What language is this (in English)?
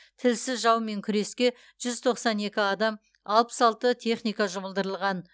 Kazakh